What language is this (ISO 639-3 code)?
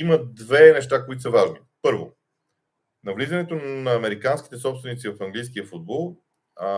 bul